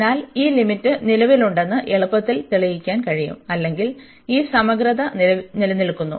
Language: Malayalam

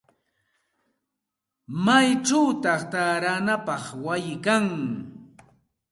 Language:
Santa Ana de Tusi Pasco Quechua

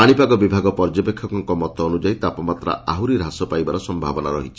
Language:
Odia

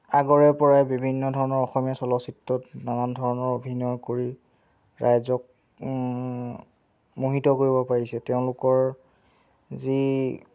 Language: Assamese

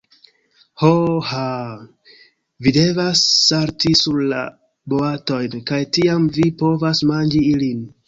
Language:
Esperanto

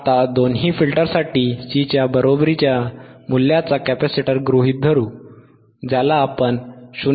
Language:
Marathi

